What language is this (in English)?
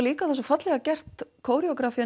Icelandic